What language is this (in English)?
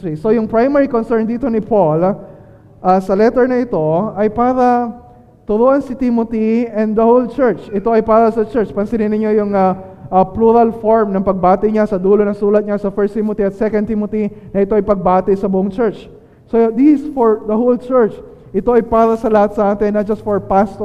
Filipino